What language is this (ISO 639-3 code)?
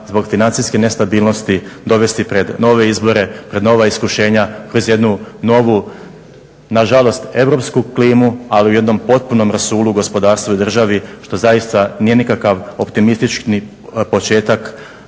hrv